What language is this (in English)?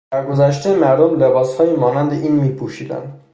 Persian